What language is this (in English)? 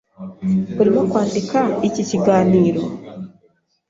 Kinyarwanda